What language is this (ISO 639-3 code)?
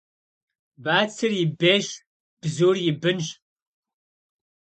kbd